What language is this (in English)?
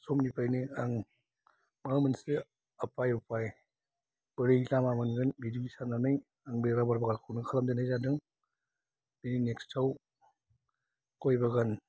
Bodo